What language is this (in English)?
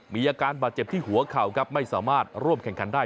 Thai